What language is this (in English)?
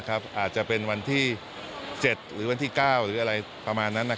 Thai